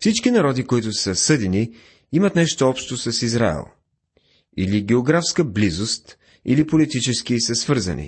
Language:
Bulgarian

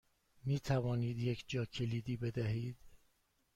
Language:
Persian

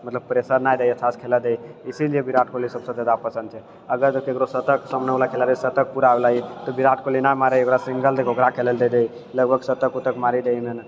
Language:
Maithili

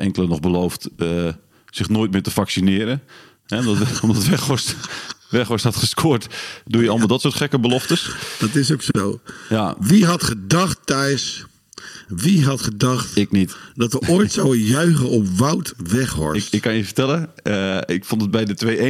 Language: Dutch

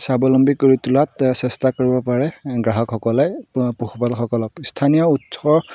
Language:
Assamese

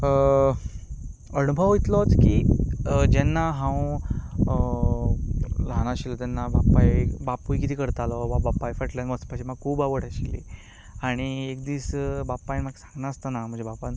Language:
Konkani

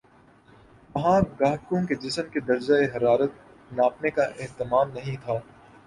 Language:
Urdu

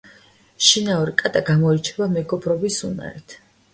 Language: Georgian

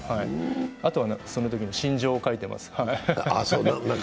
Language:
Japanese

